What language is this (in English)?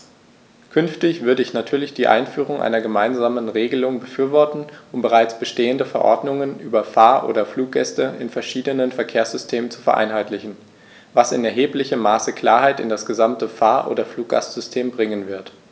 German